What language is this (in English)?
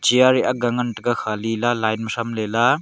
Wancho Naga